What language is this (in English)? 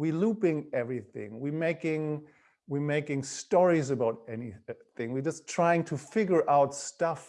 English